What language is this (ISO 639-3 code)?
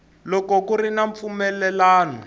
tso